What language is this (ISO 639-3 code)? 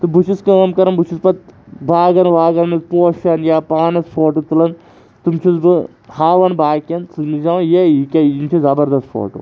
kas